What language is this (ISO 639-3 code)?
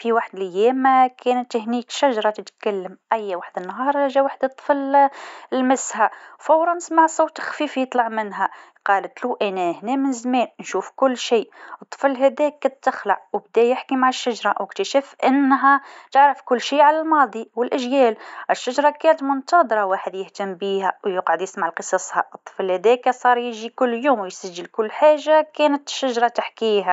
aeb